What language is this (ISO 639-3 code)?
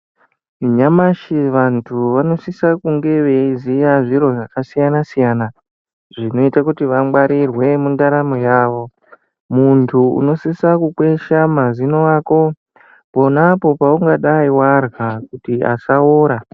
ndc